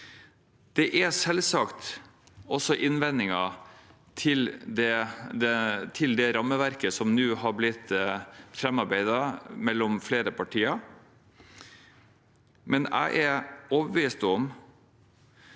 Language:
Norwegian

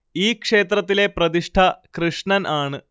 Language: Malayalam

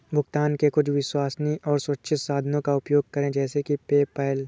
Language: Hindi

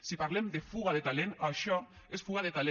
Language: Catalan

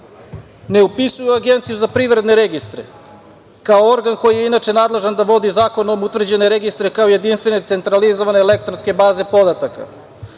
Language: Serbian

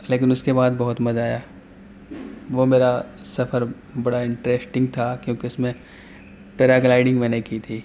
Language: Urdu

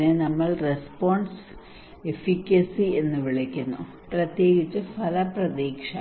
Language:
Malayalam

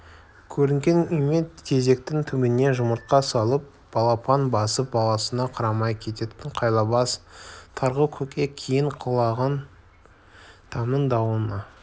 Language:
Kazakh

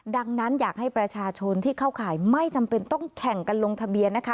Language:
Thai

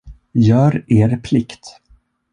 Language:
Swedish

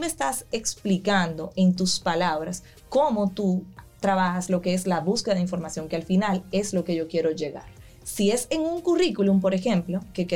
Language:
Spanish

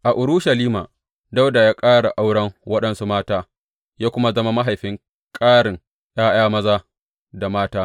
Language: Hausa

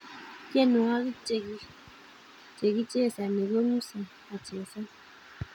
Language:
Kalenjin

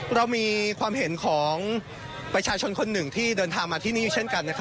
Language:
Thai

